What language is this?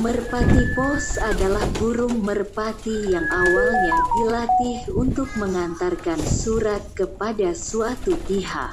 Indonesian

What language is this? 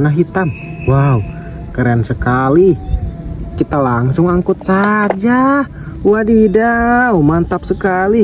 Indonesian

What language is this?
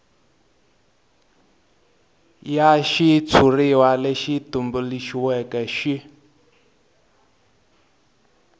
Tsonga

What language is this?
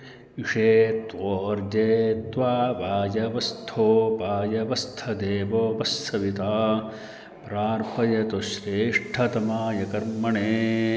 Sanskrit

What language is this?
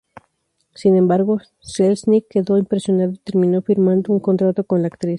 Spanish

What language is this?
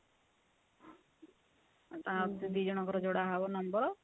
Odia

